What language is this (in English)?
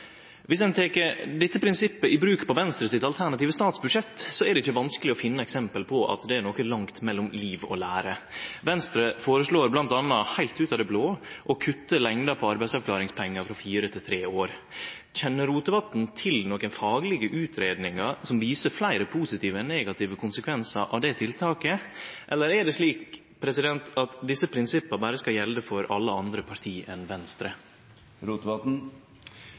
Norwegian Nynorsk